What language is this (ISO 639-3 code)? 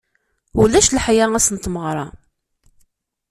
kab